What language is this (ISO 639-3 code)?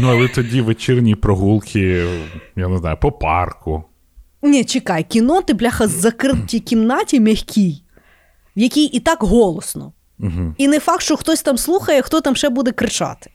ukr